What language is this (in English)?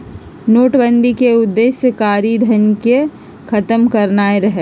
Magahi